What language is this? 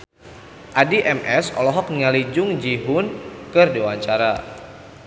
Sundanese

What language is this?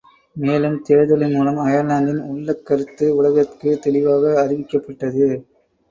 Tamil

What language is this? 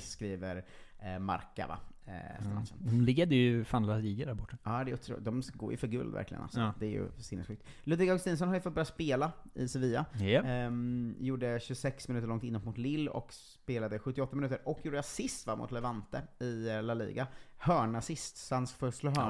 Swedish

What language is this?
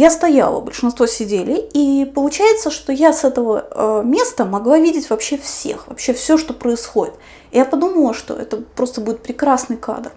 Russian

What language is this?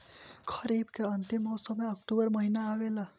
Bhojpuri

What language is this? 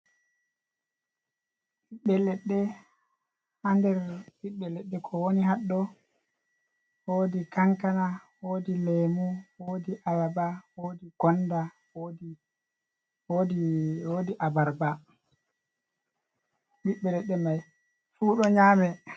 Fula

